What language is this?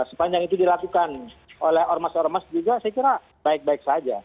Indonesian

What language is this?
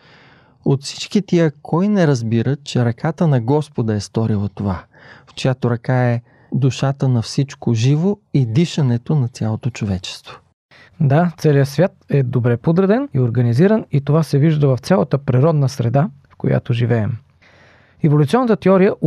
Bulgarian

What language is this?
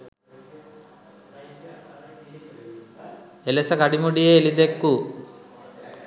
Sinhala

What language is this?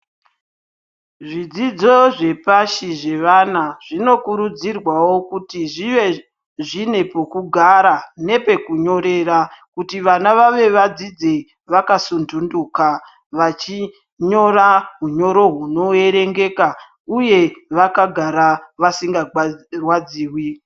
Ndau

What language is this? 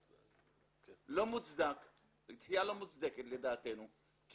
Hebrew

